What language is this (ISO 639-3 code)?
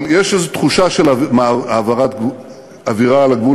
heb